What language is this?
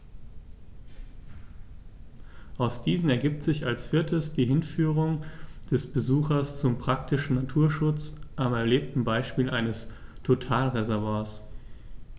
German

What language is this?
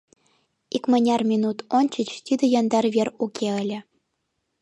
Mari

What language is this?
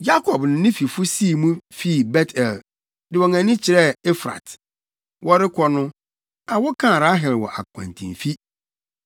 Akan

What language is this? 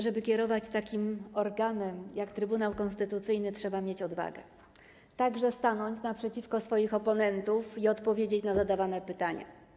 Polish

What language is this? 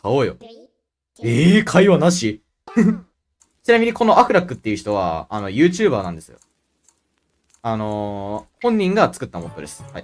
Japanese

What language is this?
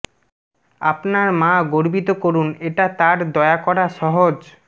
Bangla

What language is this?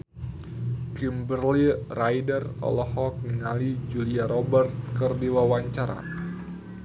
Sundanese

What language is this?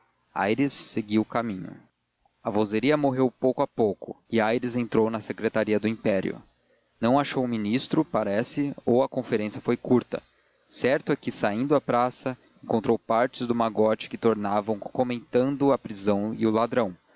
Portuguese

